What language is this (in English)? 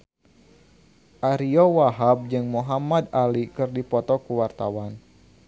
Sundanese